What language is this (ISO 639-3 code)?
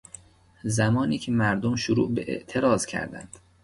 fas